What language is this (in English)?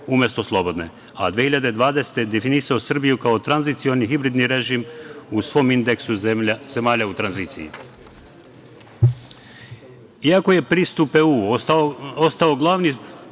Serbian